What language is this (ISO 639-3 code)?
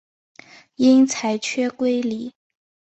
zho